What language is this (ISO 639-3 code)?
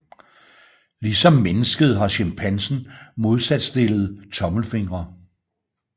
dan